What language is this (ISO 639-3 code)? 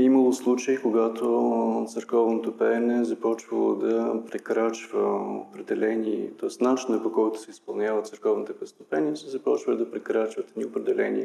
bul